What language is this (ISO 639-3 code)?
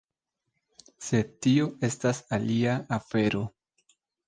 epo